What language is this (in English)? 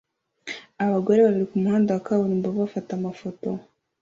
Kinyarwanda